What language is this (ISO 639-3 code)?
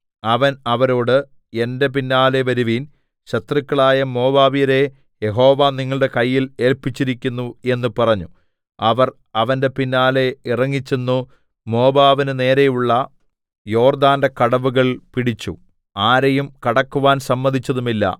mal